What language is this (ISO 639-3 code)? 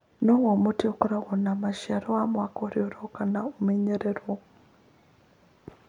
kik